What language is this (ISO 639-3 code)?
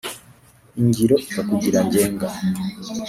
kin